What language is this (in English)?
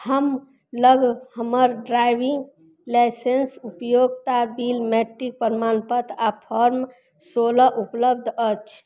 Maithili